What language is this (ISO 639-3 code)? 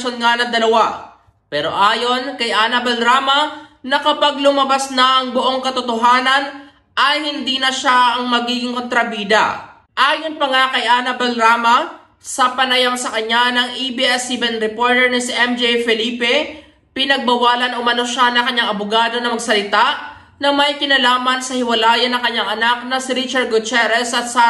fil